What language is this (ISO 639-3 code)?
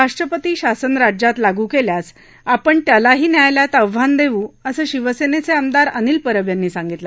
mar